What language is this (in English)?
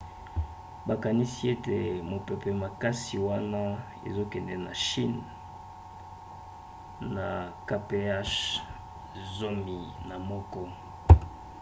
Lingala